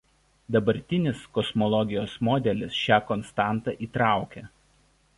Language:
Lithuanian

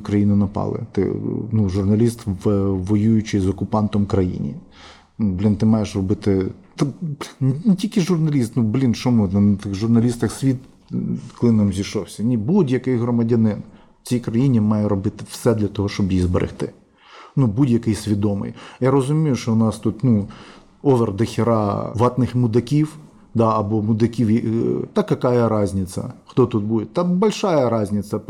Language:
Ukrainian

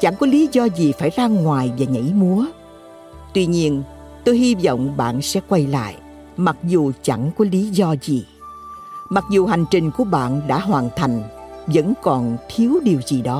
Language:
Vietnamese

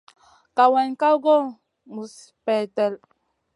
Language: Masana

